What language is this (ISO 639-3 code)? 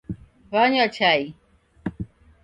dav